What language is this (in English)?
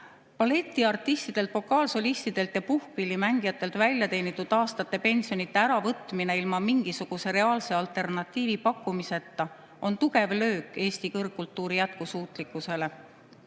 Estonian